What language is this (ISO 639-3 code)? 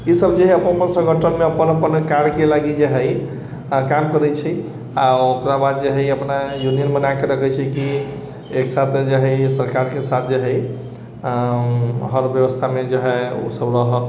mai